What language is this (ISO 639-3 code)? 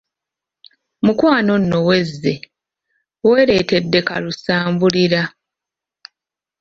lug